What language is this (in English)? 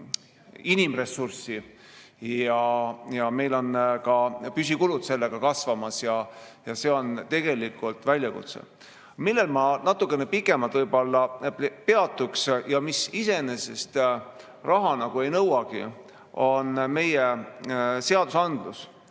Estonian